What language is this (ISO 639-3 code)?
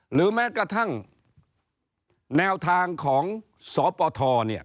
tha